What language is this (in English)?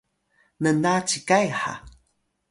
Atayal